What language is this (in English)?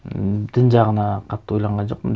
Kazakh